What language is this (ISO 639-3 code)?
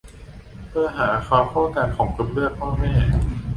tha